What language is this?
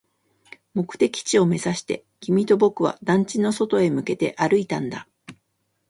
Japanese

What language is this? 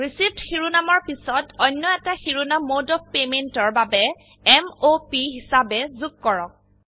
Assamese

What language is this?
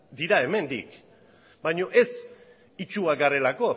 Basque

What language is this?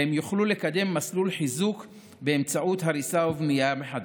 Hebrew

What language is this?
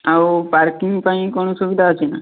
Odia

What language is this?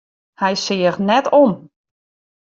Western Frisian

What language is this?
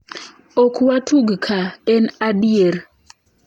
Luo (Kenya and Tanzania)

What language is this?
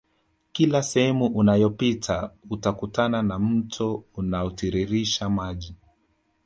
Swahili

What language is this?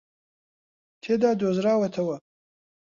Central Kurdish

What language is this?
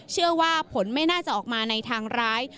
Thai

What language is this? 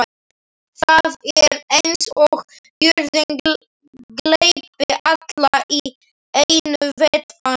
Icelandic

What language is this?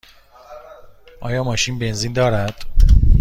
Persian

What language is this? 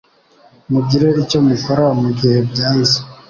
Kinyarwanda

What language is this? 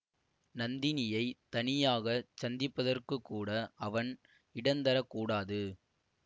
Tamil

